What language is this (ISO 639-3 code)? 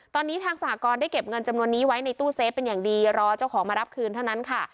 tha